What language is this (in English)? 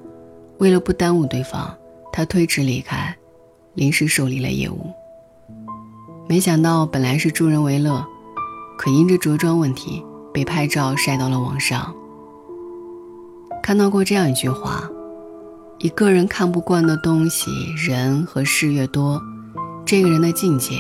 Chinese